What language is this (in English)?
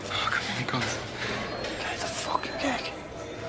Welsh